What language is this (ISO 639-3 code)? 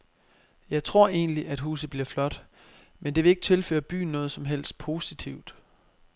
dan